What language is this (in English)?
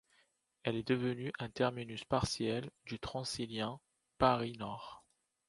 French